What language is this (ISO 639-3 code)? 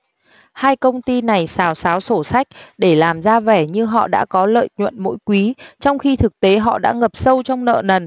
vie